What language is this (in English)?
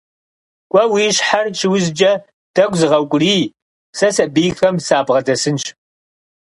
Kabardian